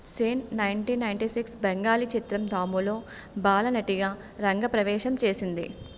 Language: Telugu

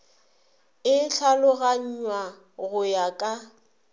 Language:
Northern Sotho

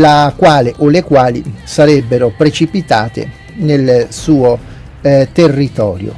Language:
Italian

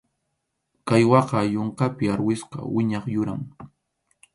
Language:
Arequipa-La Unión Quechua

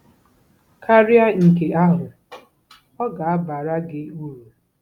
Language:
Igbo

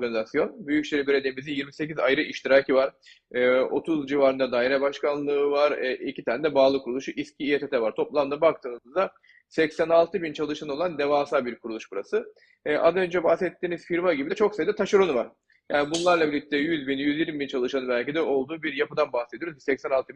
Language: Turkish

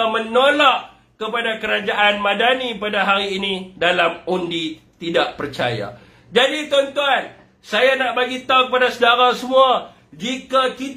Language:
Malay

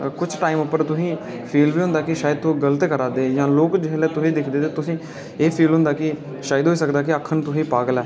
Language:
Dogri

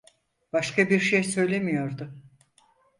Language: Turkish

